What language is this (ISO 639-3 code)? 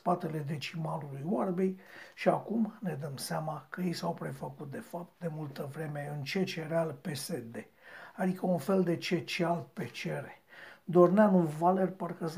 ron